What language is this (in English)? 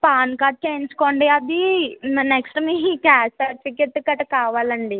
Telugu